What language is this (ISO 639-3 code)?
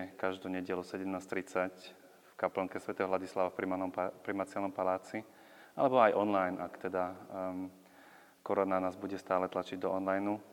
slk